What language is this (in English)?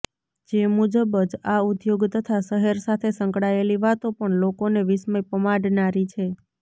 Gujarati